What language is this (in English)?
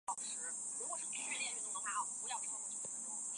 Chinese